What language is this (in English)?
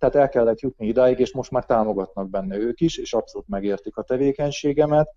Hungarian